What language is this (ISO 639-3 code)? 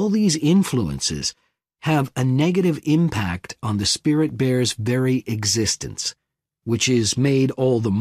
eng